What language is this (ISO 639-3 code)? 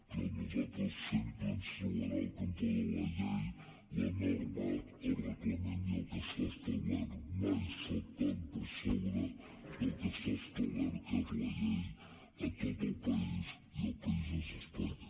cat